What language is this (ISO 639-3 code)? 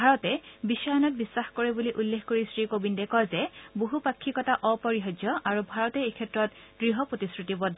asm